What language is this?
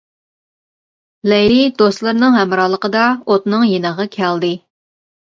Uyghur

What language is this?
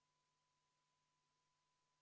Estonian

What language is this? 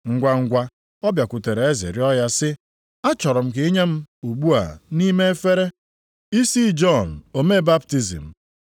Igbo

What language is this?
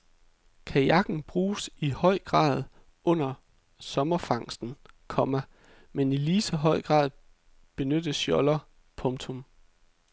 Danish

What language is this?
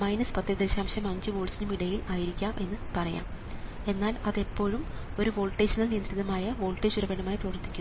Malayalam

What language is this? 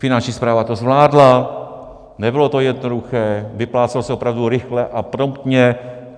Czech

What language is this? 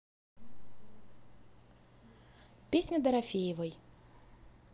Russian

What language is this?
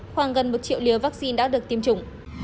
Vietnamese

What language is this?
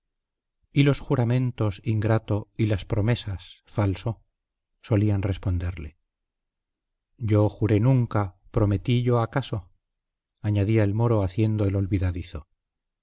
Spanish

